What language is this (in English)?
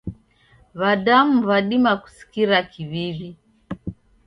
Taita